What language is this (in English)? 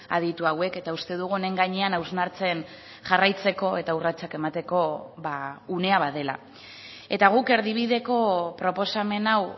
Basque